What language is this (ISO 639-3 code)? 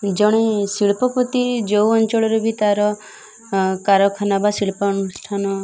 ori